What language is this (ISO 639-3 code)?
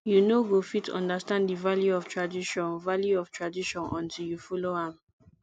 pcm